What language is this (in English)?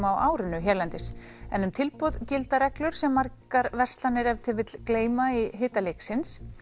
Icelandic